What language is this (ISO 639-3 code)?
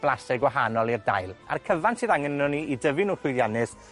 cym